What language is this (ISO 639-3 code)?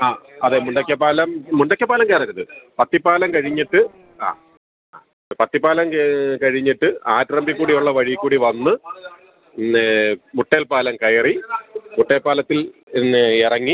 mal